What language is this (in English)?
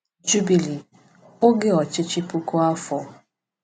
Igbo